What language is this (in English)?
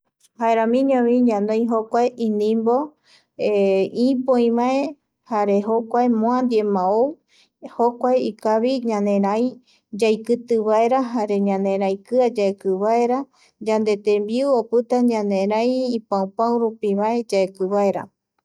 Eastern Bolivian Guaraní